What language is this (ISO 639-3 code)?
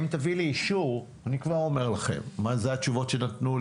heb